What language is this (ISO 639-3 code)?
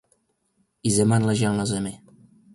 ces